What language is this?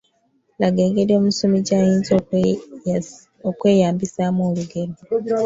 Ganda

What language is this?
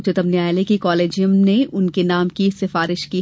Hindi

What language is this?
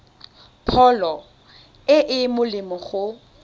Tswana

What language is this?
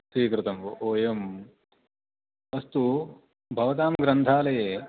Sanskrit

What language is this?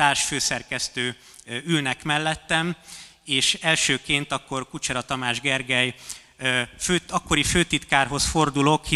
Hungarian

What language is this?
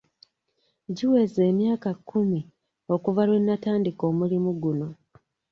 Ganda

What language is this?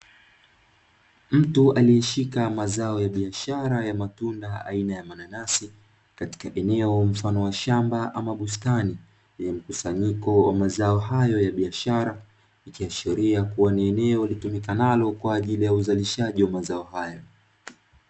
Swahili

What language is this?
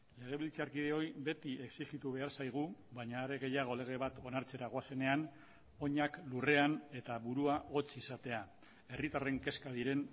Basque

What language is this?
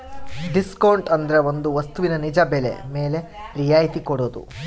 Kannada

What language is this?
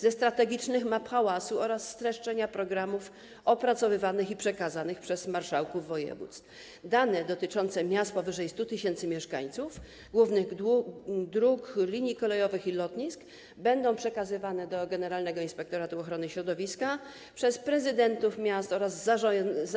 Polish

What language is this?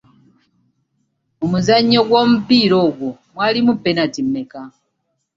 Ganda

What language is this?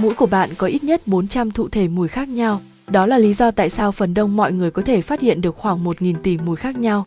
Vietnamese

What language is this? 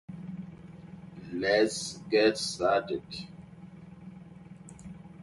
English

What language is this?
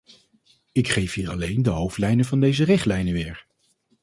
Dutch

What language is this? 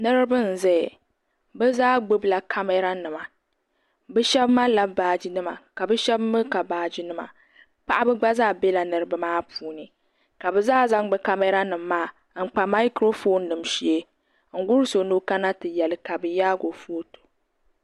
Dagbani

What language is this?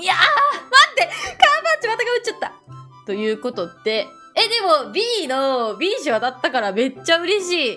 Japanese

